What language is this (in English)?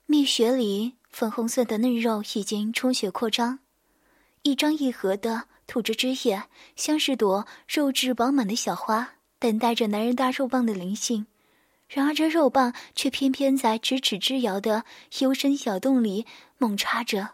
Chinese